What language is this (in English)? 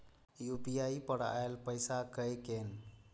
Maithili